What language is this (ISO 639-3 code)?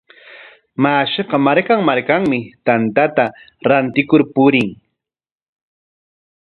qwa